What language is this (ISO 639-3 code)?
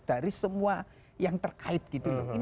ind